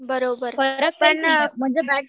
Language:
Marathi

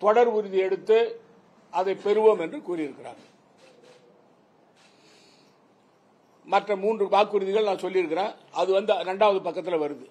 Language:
Tamil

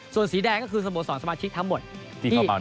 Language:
Thai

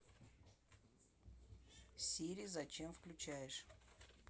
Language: Russian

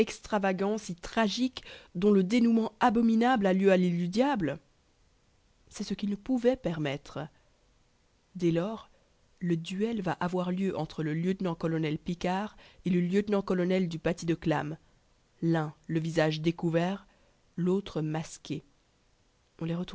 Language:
French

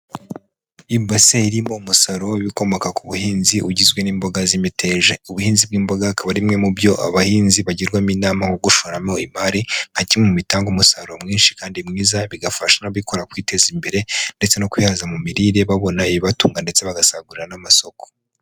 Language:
Kinyarwanda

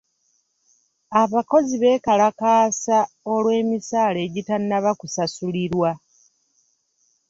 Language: Ganda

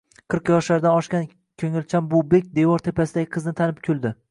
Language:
Uzbek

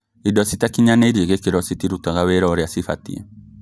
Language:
Kikuyu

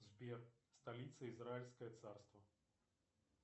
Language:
Russian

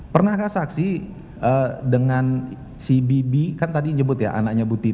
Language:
Indonesian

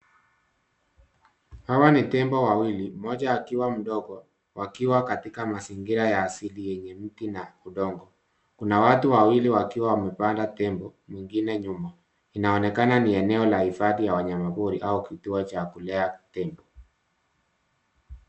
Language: Swahili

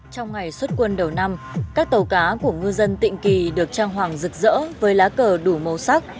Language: Vietnamese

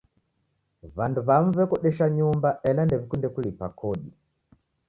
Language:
Taita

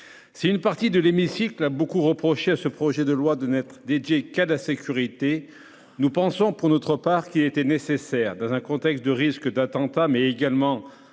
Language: French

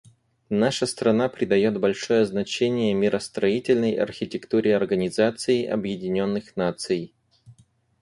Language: Russian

